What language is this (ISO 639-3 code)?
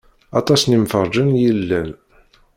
kab